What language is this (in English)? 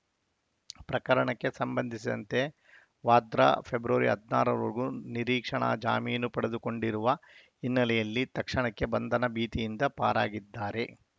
Kannada